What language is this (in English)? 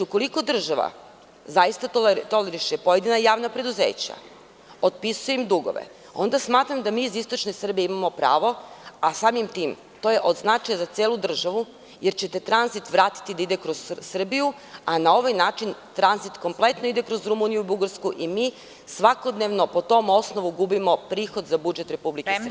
Serbian